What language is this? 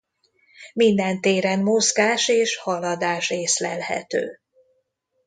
Hungarian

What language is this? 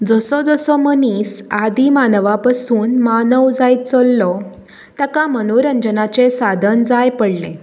Konkani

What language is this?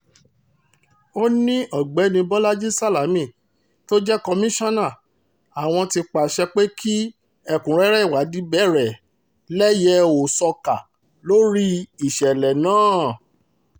Yoruba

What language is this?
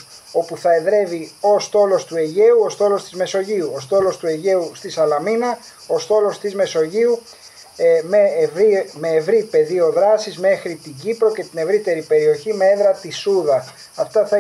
Greek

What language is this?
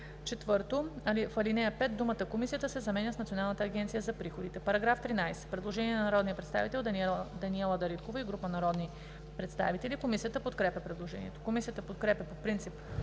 Bulgarian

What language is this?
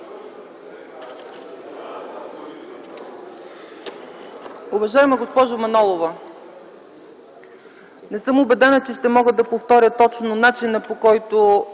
Bulgarian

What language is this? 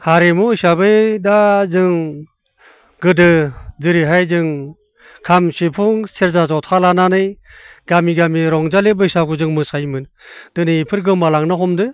Bodo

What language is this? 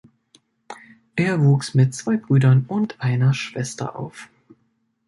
German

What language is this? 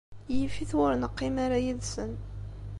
Kabyle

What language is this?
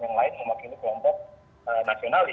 Indonesian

